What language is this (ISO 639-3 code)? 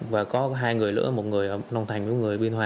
vie